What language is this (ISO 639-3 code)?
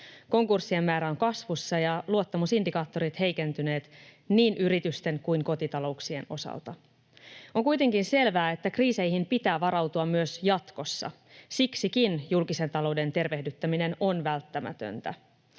fin